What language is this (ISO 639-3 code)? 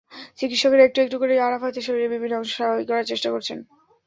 ben